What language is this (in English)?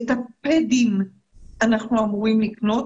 Hebrew